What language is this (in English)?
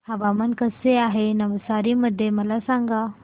Marathi